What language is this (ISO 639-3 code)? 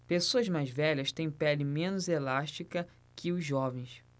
por